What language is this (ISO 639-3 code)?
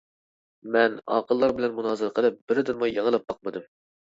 uig